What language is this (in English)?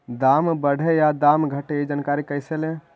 Magahi